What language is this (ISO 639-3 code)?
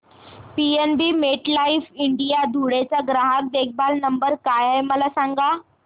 mar